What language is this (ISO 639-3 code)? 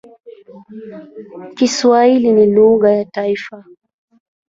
swa